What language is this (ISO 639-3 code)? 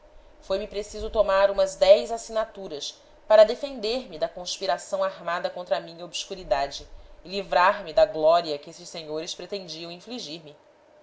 por